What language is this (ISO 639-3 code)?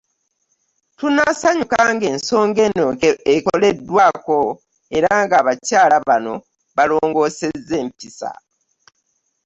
lug